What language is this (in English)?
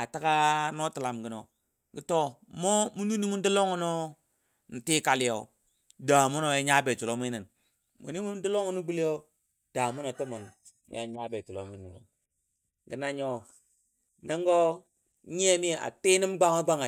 Dadiya